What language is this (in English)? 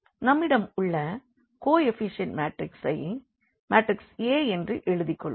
Tamil